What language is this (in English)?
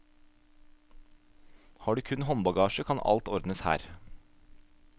Norwegian